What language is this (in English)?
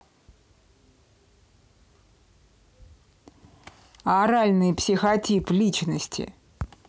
Russian